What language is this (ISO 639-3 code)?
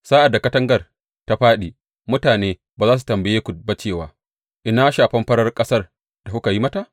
hau